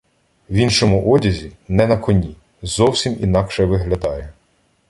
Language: Ukrainian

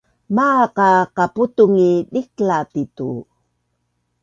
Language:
Bunun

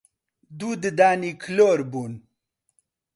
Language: Central Kurdish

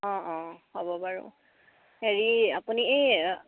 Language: Assamese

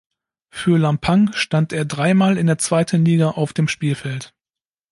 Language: German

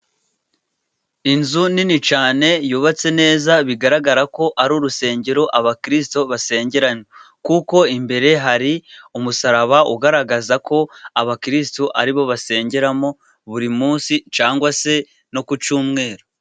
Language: Kinyarwanda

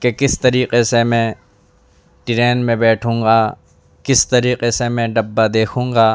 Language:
Urdu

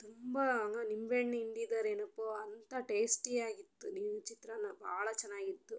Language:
Kannada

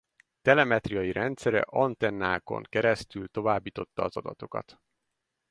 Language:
Hungarian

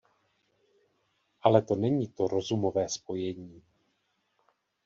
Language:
Czech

